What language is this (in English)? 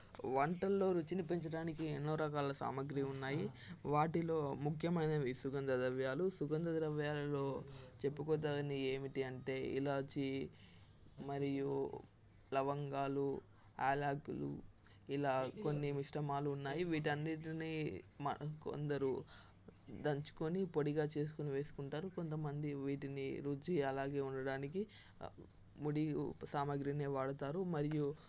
Telugu